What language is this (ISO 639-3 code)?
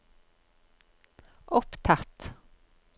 nor